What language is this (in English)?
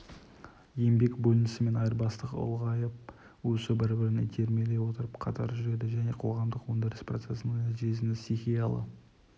Kazakh